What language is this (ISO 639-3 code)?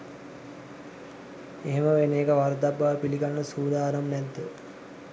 sin